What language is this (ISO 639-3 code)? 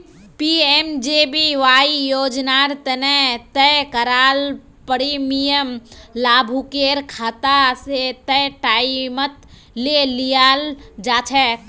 mag